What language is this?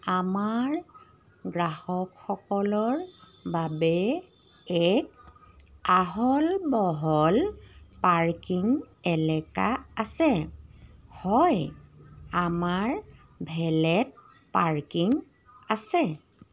Assamese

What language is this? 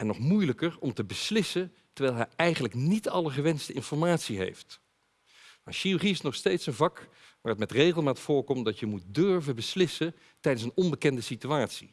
Dutch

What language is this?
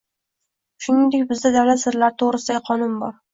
Uzbek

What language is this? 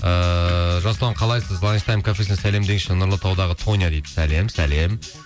Kazakh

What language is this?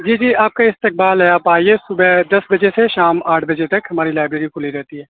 Urdu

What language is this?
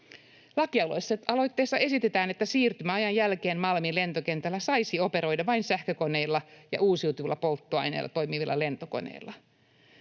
Finnish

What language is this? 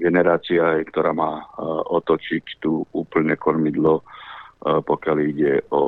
Slovak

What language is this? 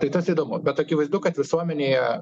Lithuanian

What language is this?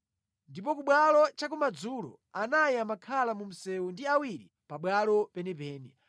Nyanja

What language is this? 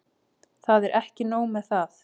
Icelandic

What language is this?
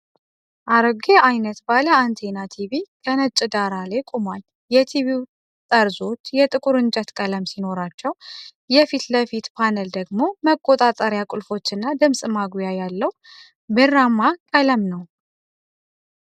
Amharic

